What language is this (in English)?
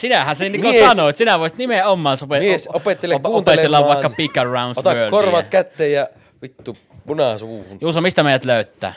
Finnish